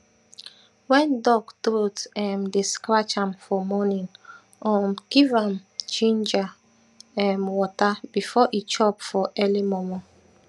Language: Nigerian Pidgin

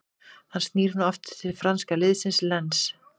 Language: Icelandic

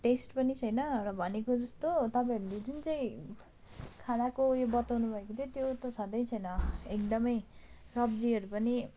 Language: Nepali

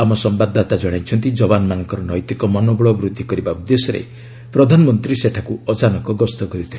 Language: Odia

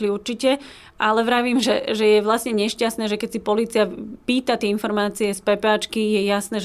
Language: Slovak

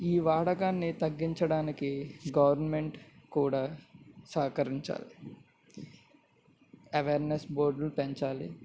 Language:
Telugu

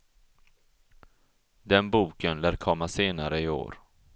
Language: Swedish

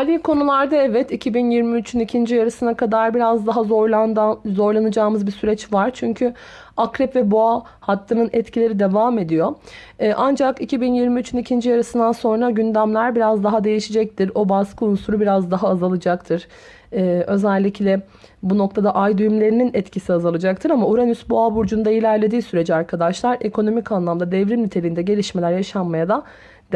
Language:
Turkish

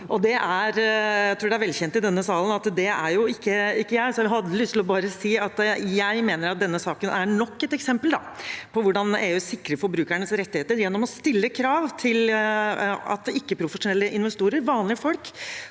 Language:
Norwegian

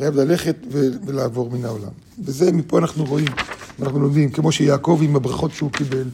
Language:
Hebrew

